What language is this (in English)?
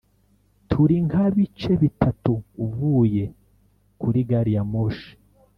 Kinyarwanda